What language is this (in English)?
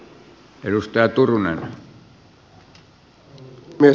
Finnish